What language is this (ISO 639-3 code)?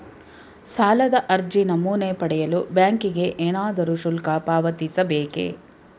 kan